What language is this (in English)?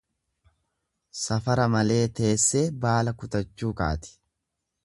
Oromo